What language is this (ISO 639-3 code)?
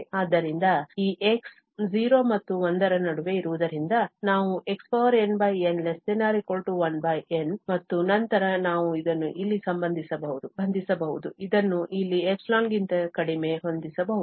kan